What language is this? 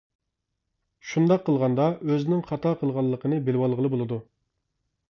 Uyghur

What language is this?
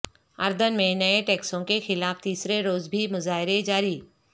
Urdu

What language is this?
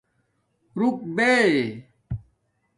Domaaki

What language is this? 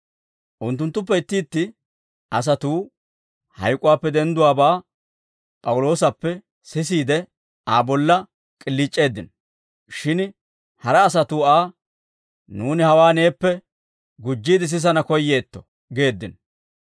Dawro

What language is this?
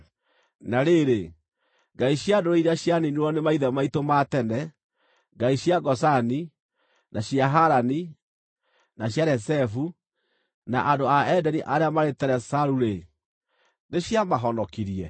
Kikuyu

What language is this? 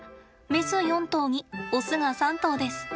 Japanese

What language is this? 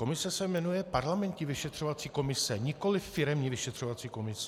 Czech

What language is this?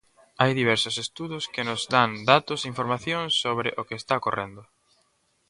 Galician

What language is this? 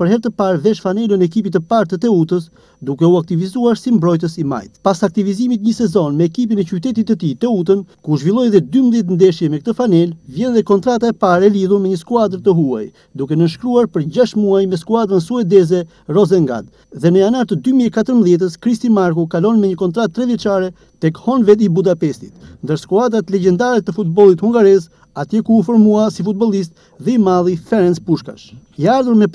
Romanian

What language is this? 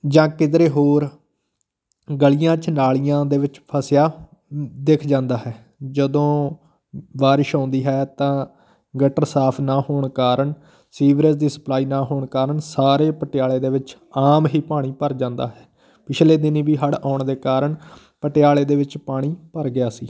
Punjabi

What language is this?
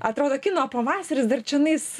Lithuanian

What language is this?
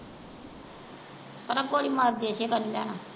Punjabi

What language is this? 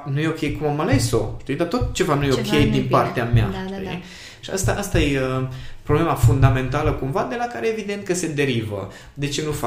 Romanian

